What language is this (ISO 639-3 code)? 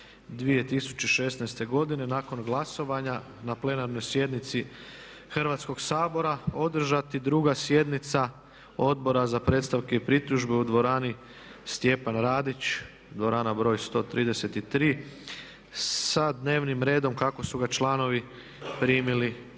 hrv